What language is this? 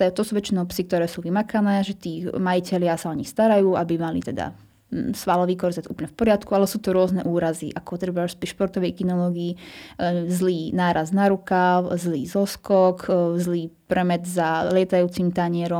Slovak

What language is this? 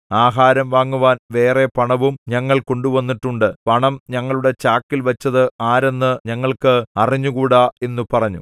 Malayalam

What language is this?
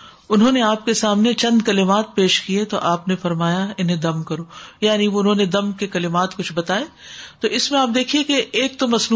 Urdu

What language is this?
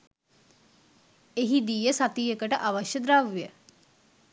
Sinhala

